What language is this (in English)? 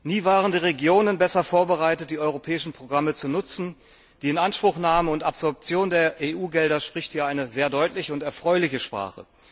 German